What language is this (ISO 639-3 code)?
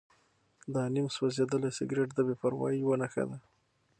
pus